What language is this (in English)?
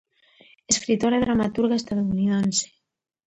Galician